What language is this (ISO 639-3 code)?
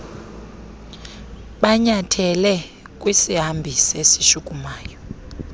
xho